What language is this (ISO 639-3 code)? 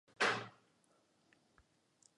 eus